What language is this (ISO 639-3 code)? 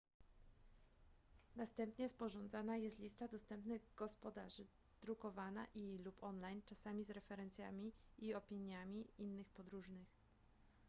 pol